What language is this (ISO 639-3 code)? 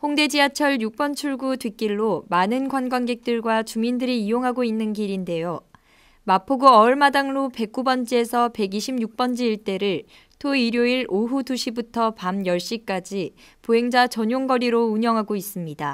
kor